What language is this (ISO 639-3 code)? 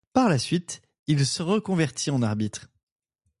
fra